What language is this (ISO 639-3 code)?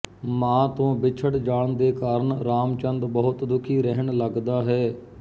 pan